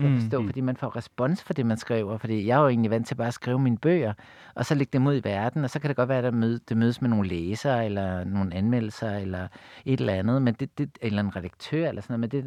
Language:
Danish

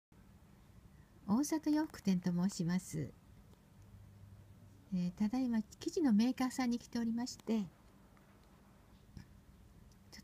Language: Japanese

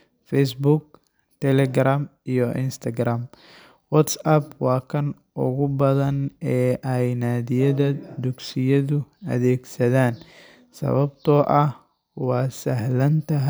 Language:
Somali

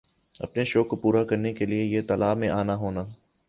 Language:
Urdu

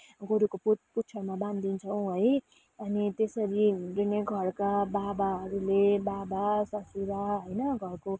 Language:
Nepali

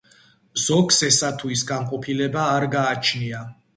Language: Georgian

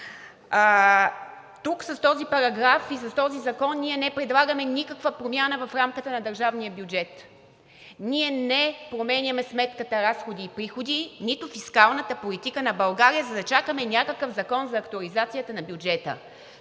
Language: Bulgarian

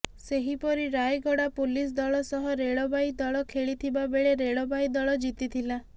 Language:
Odia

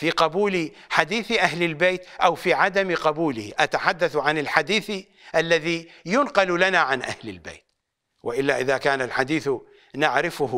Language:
Arabic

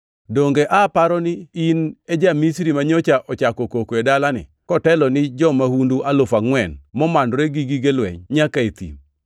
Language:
Luo (Kenya and Tanzania)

